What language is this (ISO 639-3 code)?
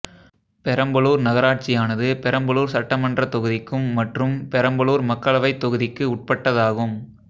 tam